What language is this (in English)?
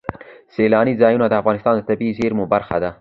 Pashto